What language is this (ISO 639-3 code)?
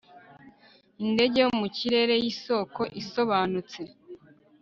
kin